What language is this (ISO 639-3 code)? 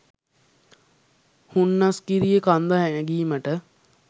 sin